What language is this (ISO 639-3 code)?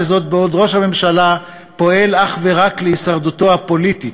heb